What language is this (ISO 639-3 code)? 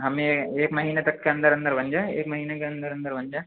urd